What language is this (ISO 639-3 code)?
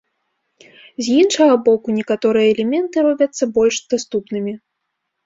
bel